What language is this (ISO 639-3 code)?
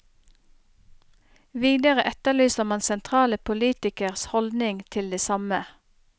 nor